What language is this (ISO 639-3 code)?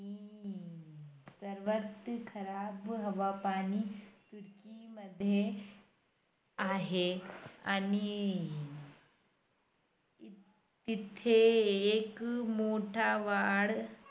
mar